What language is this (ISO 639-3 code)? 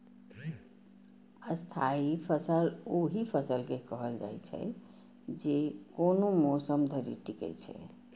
mai